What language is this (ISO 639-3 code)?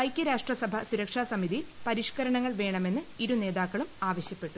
mal